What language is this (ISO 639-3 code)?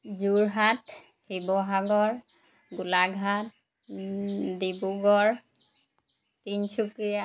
asm